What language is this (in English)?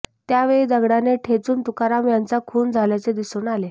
Marathi